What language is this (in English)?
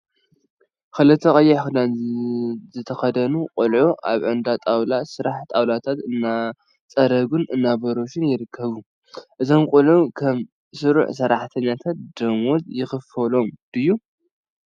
Tigrinya